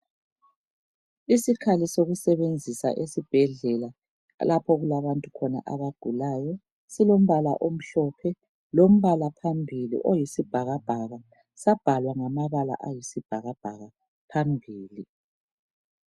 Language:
North Ndebele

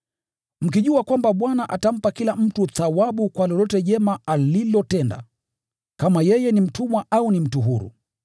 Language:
Swahili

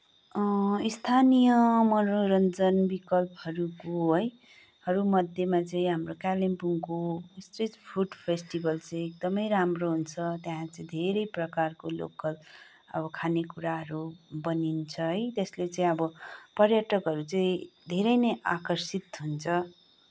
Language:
Nepali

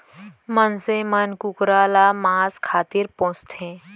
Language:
Chhattisgarhi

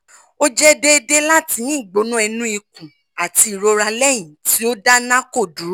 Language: Yoruba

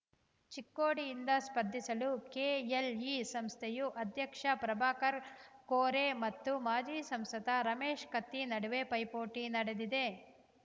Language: Kannada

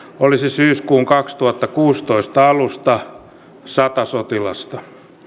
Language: Finnish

